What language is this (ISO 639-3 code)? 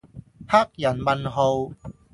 yue